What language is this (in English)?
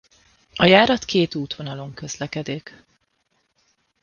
Hungarian